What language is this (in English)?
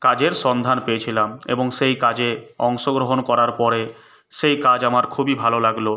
Bangla